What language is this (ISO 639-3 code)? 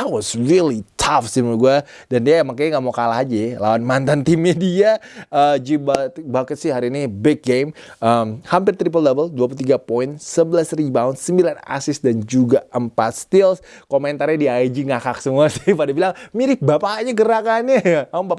ind